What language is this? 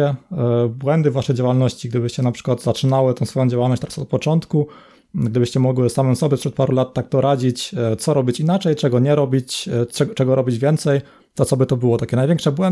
Polish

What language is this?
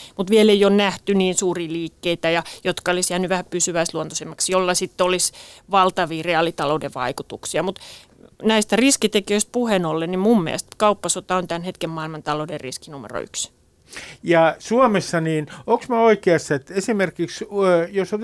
Finnish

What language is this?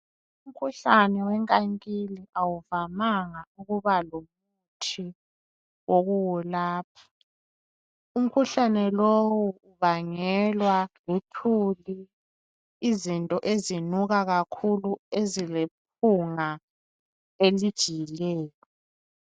North Ndebele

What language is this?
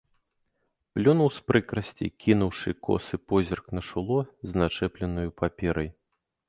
Belarusian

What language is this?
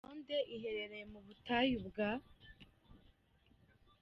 Kinyarwanda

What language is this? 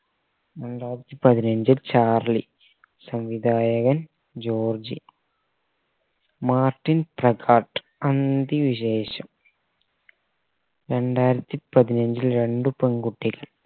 Malayalam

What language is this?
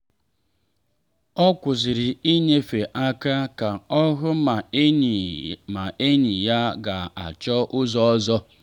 Igbo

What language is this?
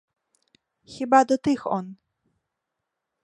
Ukrainian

